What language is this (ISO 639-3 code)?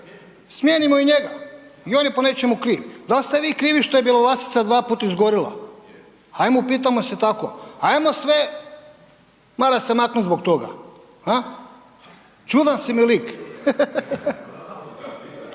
hrv